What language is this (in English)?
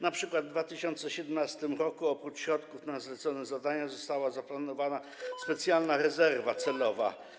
Polish